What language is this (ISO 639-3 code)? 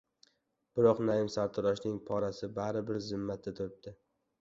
uzb